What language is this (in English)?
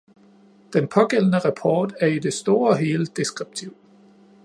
Danish